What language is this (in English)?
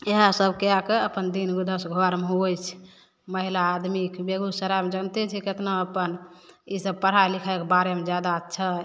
Maithili